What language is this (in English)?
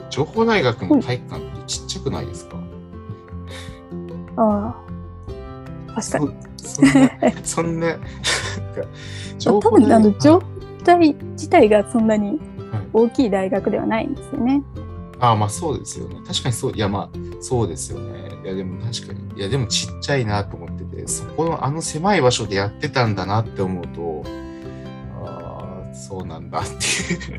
Japanese